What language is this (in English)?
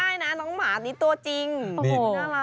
Thai